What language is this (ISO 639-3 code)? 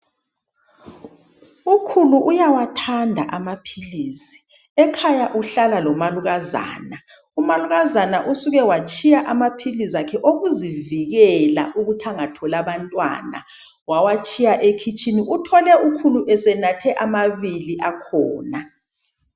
nde